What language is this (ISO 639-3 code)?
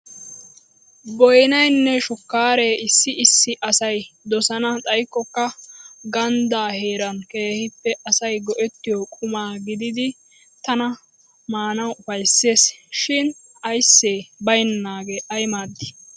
wal